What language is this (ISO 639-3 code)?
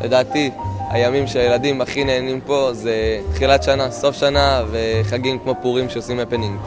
heb